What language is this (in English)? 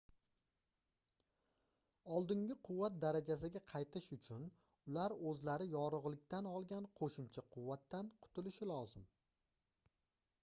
Uzbek